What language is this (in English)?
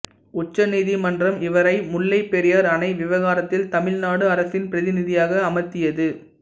Tamil